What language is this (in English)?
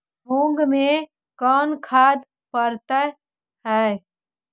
Magahi